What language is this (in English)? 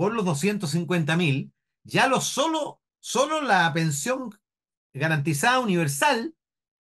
Spanish